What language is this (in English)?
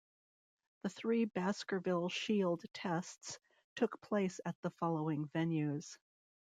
English